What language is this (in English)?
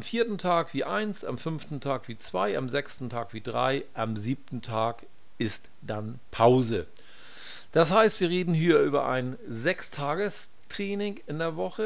German